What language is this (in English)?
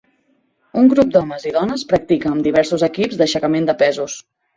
Catalan